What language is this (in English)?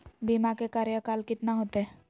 Magahi